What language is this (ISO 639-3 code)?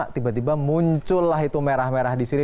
ind